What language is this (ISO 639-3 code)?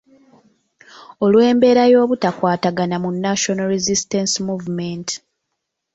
lug